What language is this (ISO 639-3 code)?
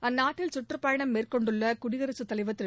tam